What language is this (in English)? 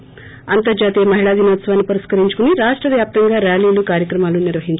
Telugu